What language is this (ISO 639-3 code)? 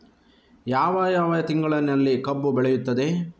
kan